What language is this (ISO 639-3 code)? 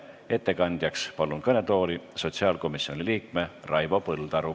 est